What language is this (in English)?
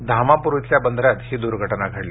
Marathi